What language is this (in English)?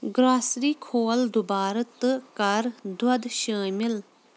Kashmiri